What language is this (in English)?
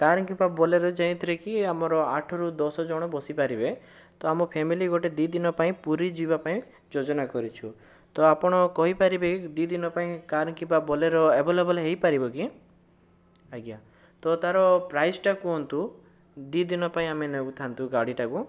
Odia